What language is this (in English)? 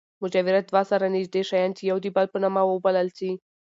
Pashto